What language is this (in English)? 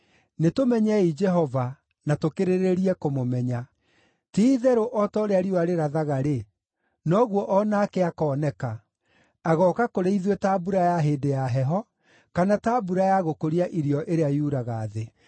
Kikuyu